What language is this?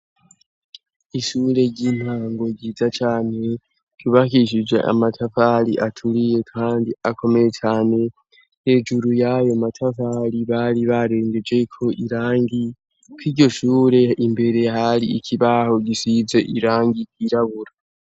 Rundi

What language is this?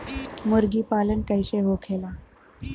Bhojpuri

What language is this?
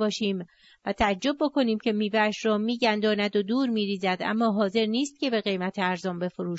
Persian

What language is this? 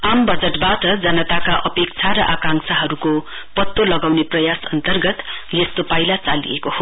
Nepali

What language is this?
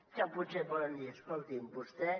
Catalan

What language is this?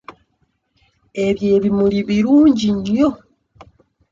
Ganda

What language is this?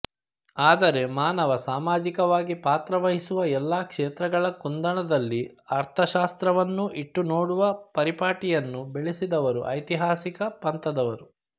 Kannada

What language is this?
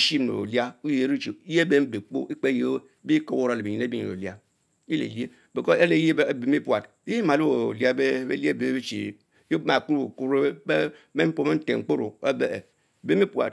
Mbe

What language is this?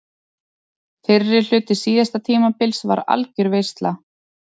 Icelandic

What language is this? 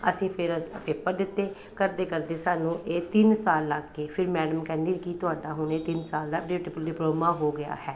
Punjabi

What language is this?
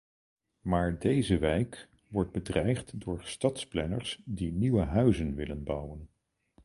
Dutch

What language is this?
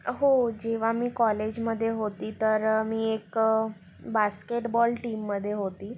Marathi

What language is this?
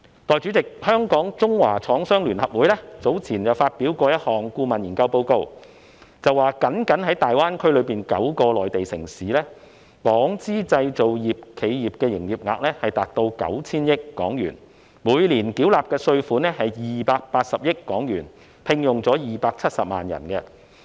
Cantonese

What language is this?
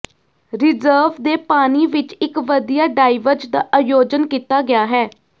Punjabi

